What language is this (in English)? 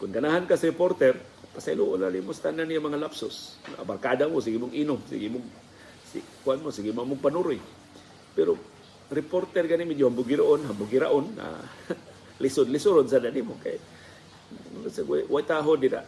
Filipino